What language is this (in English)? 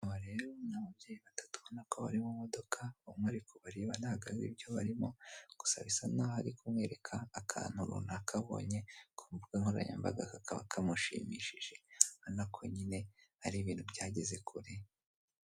Kinyarwanda